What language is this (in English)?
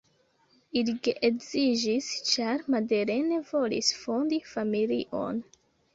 Esperanto